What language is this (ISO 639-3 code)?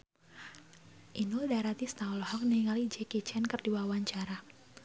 sun